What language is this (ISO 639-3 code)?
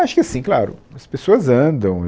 por